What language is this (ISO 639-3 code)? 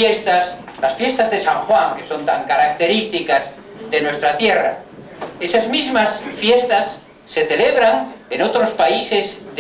spa